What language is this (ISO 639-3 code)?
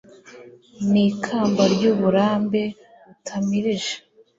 kin